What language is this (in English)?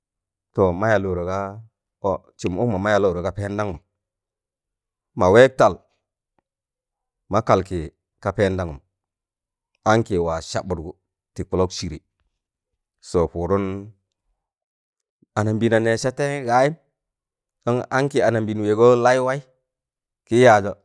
Tangale